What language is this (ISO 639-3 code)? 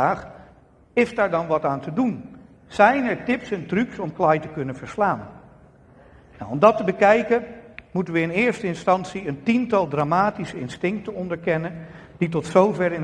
nld